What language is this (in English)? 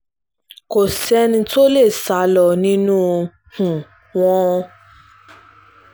Yoruba